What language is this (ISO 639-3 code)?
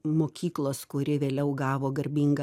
lit